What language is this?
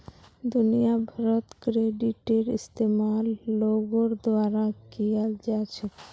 Magahi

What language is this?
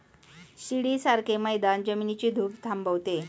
Marathi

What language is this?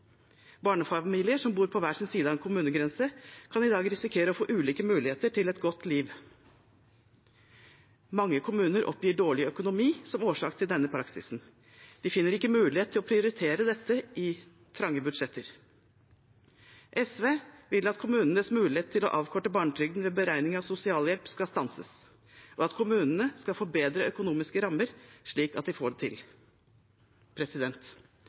Norwegian Bokmål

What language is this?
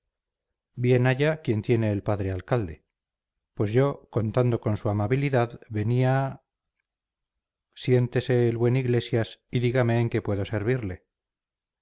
Spanish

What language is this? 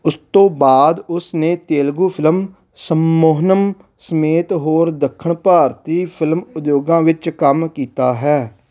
Punjabi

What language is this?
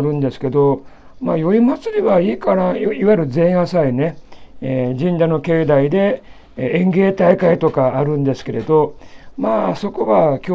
Japanese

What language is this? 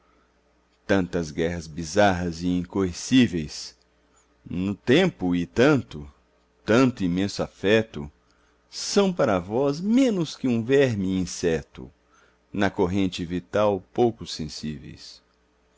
Portuguese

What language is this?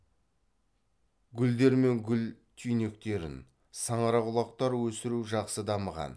Kazakh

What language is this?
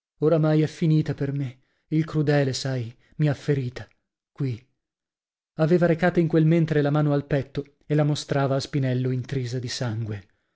Italian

